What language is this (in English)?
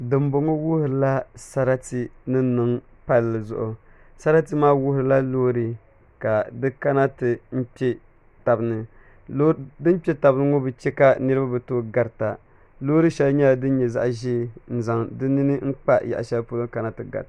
Dagbani